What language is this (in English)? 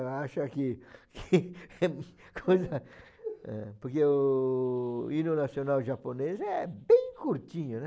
Portuguese